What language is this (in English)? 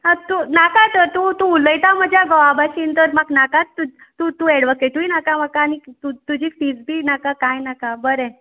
Konkani